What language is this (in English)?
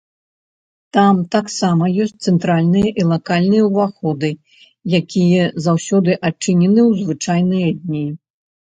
Belarusian